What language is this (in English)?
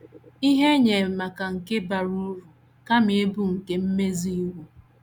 Igbo